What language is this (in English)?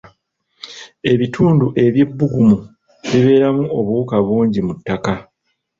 Ganda